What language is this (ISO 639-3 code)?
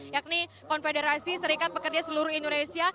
ind